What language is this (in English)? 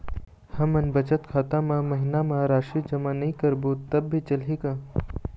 Chhattisgarhi